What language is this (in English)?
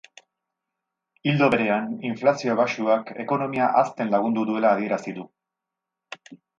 Basque